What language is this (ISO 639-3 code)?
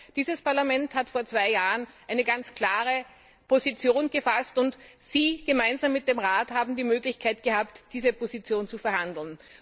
deu